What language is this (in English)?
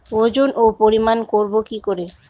Bangla